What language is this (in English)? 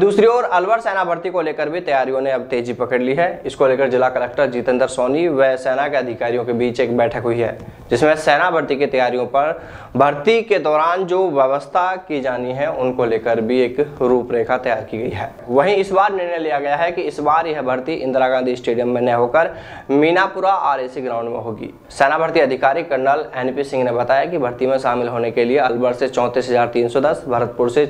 Hindi